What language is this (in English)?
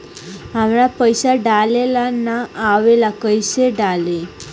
Bhojpuri